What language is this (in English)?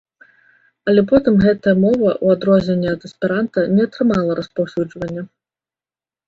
Belarusian